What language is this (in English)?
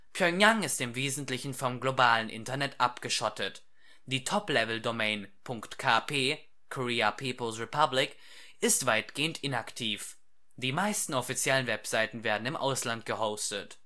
German